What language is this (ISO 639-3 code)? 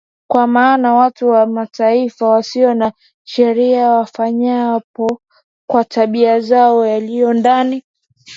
swa